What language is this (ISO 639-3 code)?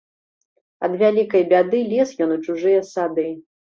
bel